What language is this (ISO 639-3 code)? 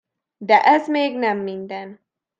hun